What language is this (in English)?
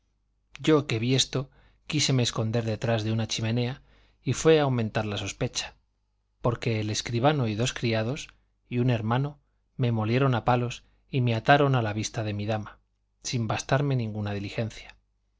Spanish